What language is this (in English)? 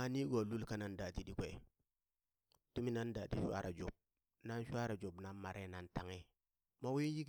Burak